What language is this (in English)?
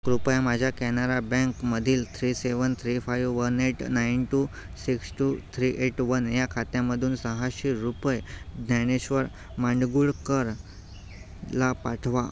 Marathi